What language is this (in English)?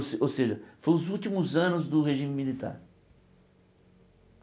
Portuguese